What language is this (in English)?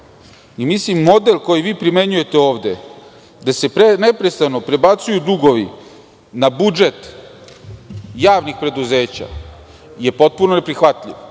Serbian